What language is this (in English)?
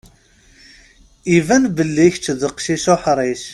Kabyle